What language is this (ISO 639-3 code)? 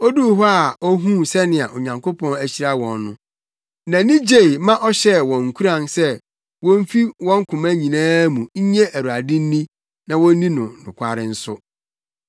aka